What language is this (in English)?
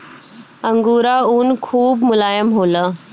Bhojpuri